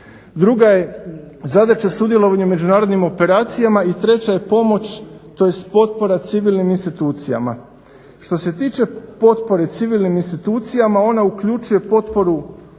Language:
Croatian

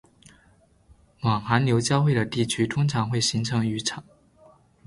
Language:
Chinese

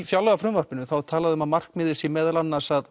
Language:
Icelandic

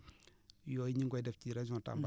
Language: Wolof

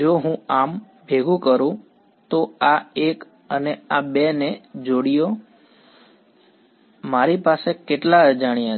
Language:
Gujarati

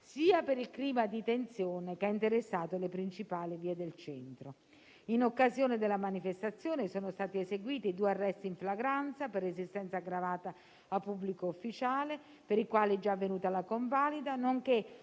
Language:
Italian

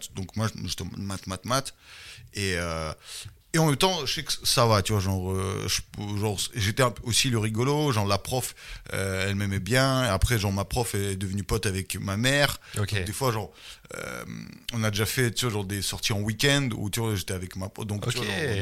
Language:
French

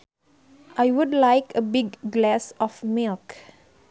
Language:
Sundanese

